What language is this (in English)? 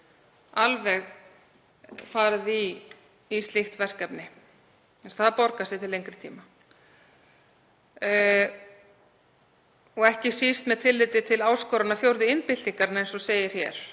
Icelandic